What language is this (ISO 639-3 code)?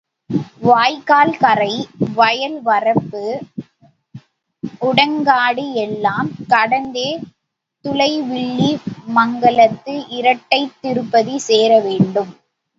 tam